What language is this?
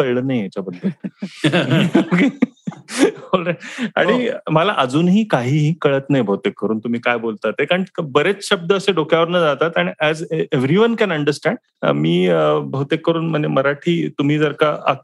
Marathi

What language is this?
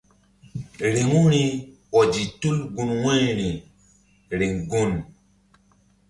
Mbum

